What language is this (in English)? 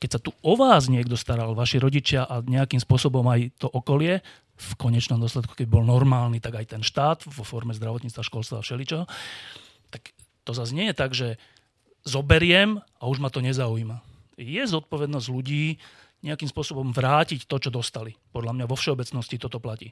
Slovak